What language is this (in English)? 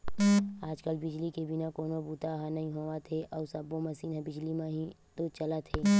Chhattisgarhi